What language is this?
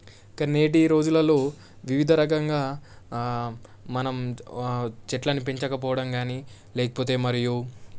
Telugu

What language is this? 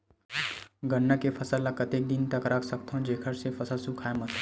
Chhattisgarhi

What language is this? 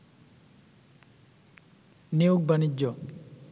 Bangla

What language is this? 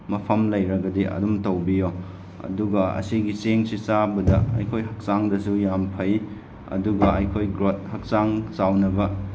Manipuri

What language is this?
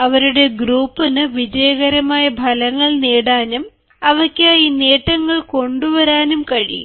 Malayalam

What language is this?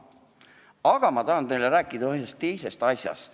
Estonian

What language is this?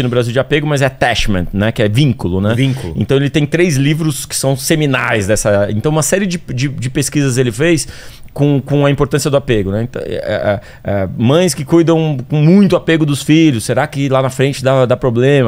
Portuguese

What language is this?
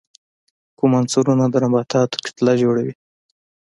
Pashto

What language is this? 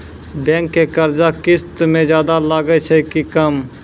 Maithili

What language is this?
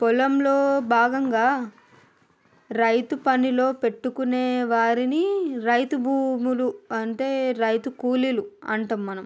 Telugu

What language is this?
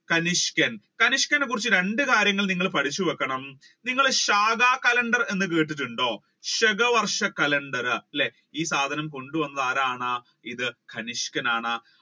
Malayalam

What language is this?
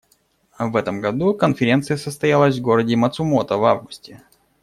Russian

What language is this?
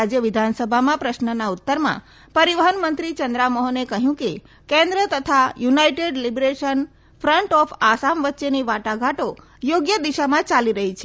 Gujarati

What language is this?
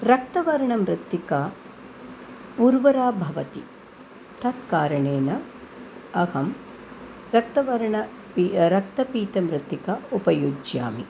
Sanskrit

